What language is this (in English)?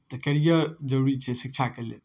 Maithili